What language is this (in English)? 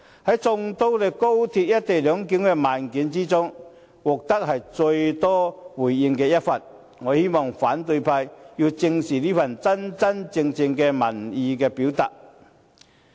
Cantonese